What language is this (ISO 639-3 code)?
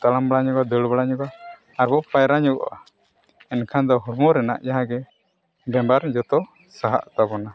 sat